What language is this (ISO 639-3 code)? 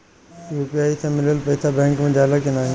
bho